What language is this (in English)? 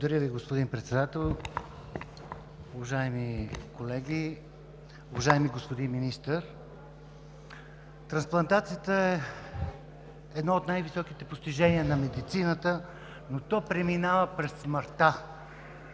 Bulgarian